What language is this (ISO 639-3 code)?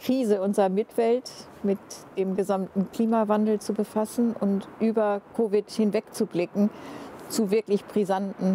deu